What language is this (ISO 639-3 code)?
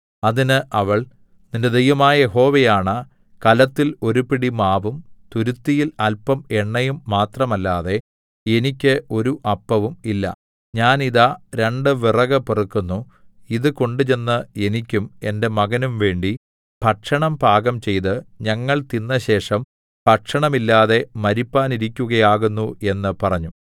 mal